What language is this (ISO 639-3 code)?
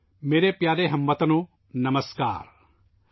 urd